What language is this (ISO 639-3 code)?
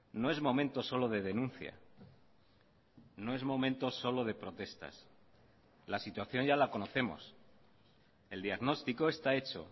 spa